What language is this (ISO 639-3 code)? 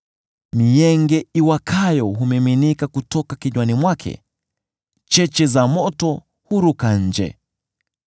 swa